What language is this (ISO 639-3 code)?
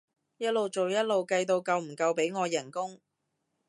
yue